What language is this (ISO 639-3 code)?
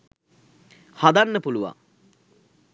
sin